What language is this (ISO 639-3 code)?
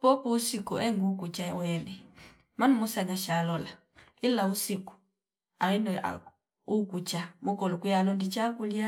fip